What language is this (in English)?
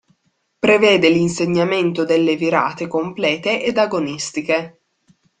Italian